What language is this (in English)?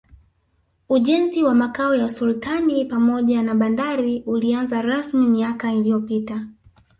Swahili